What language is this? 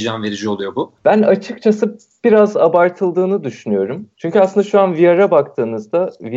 Turkish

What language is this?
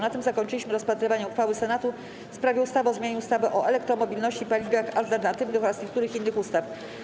Polish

